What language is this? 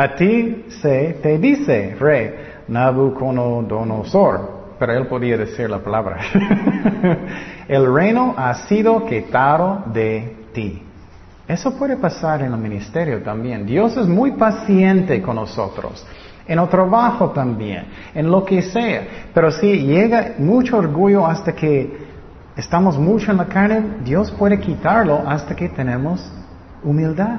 Spanish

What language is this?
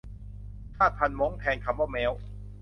Thai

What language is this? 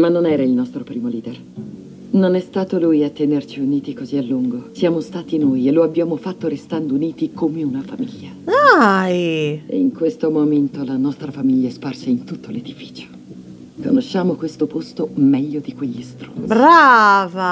Italian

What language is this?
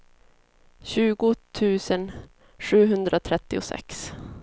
Swedish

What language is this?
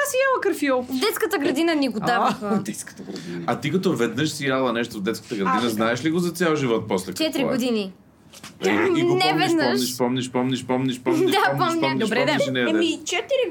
Bulgarian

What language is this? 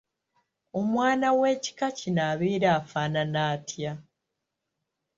Ganda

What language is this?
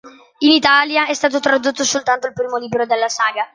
Italian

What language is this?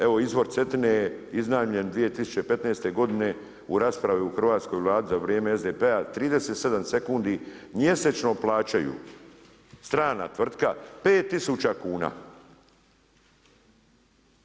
Croatian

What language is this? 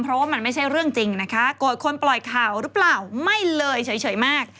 Thai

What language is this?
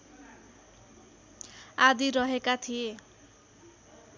Nepali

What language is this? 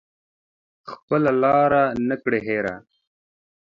Pashto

